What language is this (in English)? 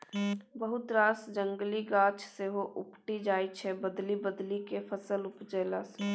Maithili